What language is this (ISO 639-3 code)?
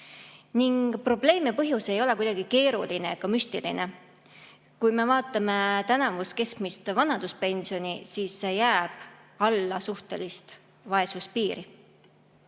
est